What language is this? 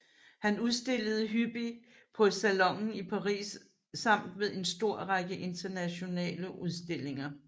Danish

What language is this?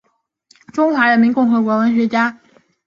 Chinese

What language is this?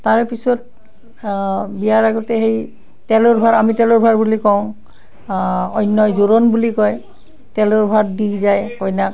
Assamese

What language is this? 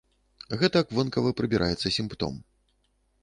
Belarusian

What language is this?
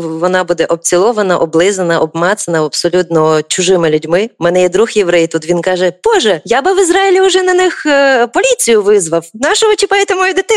Ukrainian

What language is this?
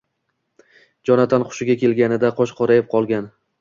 Uzbek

